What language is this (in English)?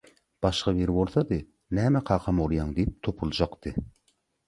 Turkmen